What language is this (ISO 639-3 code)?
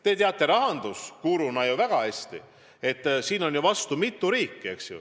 est